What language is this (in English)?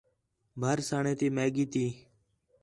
Khetrani